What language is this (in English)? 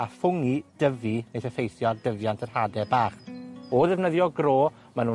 Welsh